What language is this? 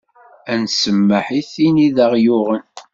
Kabyle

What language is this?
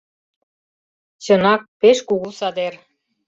Mari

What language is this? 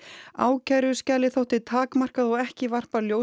Icelandic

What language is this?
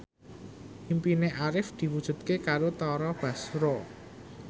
Javanese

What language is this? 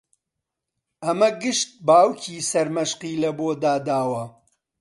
Central Kurdish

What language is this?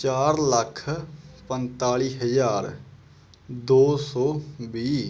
Punjabi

